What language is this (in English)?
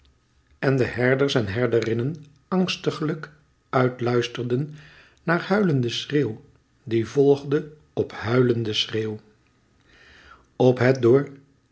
Dutch